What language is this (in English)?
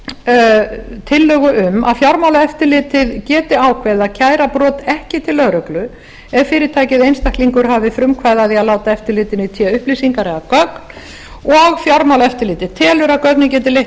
Icelandic